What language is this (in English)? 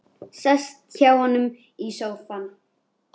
Icelandic